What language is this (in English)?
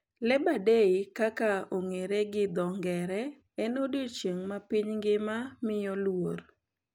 Luo (Kenya and Tanzania)